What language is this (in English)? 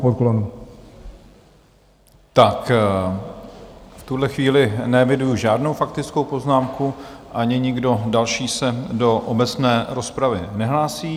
Czech